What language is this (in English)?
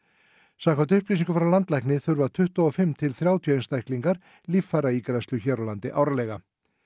Icelandic